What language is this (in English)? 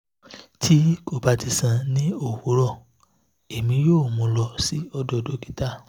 Yoruba